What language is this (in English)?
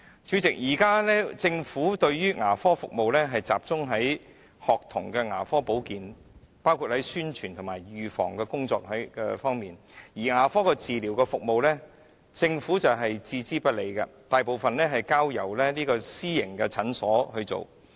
Cantonese